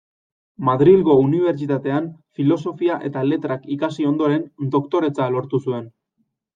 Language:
Basque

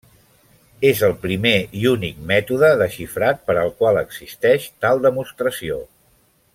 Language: Catalan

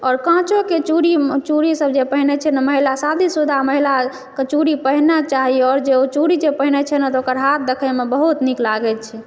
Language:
Maithili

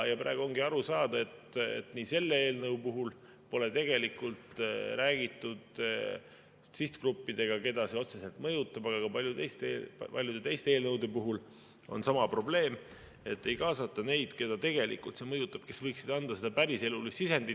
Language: Estonian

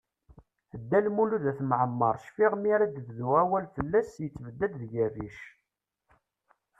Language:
Kabyle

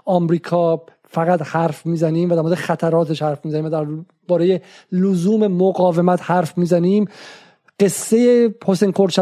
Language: Persian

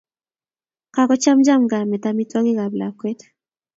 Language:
Kalenjin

